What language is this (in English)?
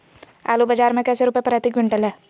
Magahi